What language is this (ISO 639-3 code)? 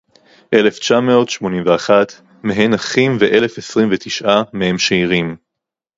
heb